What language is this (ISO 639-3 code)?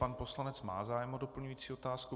ces